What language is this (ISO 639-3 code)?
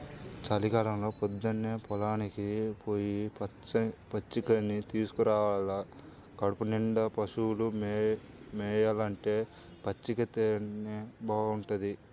tel